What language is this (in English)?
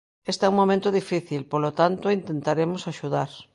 Galician